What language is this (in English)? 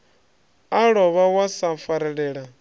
Venda